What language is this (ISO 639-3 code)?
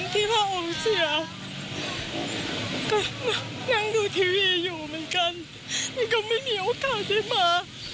tha